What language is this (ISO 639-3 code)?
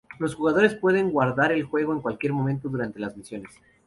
spa